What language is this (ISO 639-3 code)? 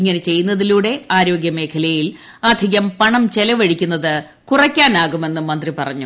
mal